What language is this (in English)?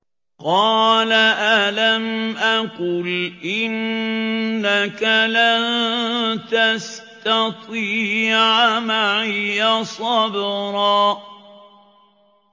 Arabic